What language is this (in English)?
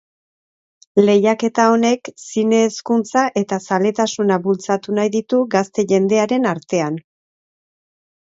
Basque